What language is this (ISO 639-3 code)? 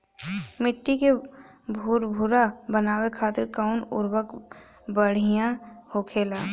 bho